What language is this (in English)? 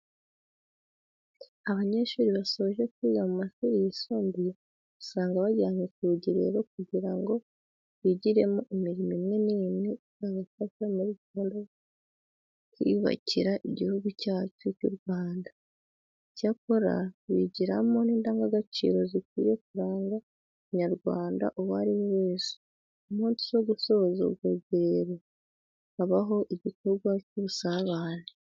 Kinyarwanda